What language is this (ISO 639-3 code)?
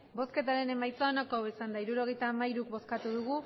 eus